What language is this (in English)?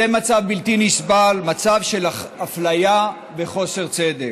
Hebrew